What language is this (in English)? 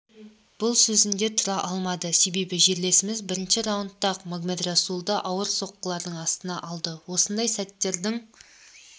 Kazakh